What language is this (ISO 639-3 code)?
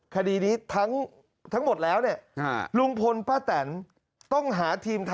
tha